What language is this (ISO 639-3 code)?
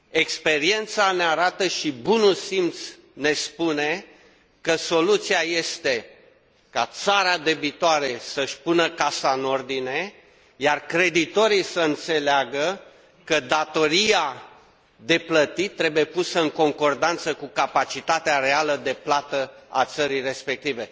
ron